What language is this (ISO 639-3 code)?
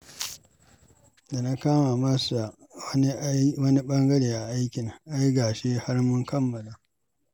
hau